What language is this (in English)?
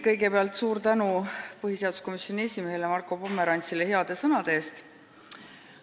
Estonian